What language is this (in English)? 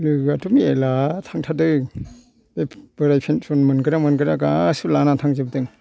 Bodo